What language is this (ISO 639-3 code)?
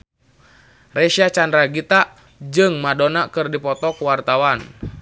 sun